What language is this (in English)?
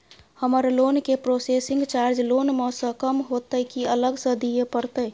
Maithili